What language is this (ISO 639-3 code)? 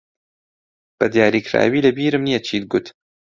ckb